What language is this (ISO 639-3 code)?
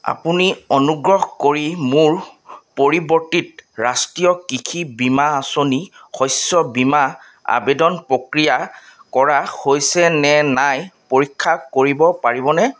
asm